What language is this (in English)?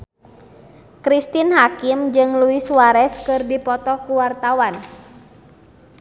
Sundanese